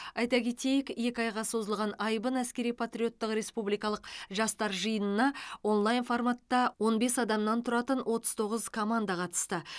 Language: Kazakh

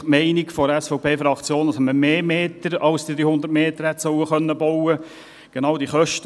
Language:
Swiss German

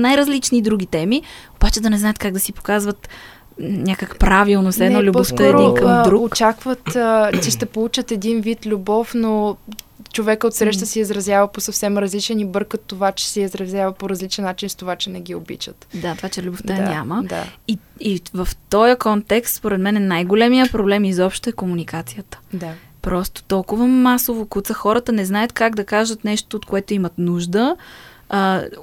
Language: Bulgarian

